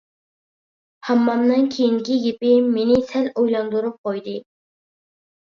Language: Uyghur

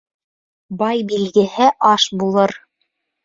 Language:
Bashkir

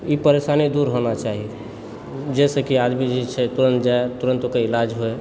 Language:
Maithili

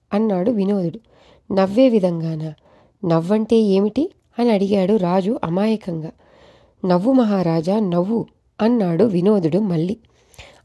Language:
Telugu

